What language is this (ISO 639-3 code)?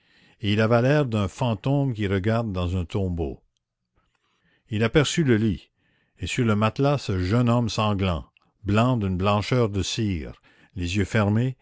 fra